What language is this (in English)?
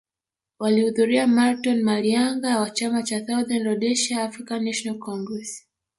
Swahili